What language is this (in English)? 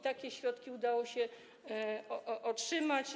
Polish